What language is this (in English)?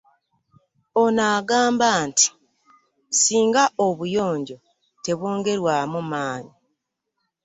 Ganda